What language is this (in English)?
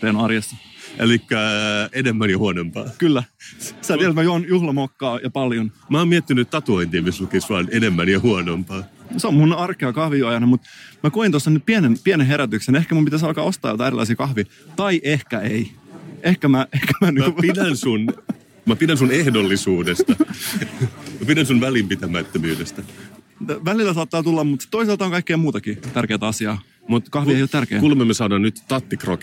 Finnish